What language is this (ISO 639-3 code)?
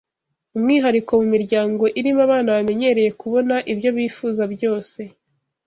kin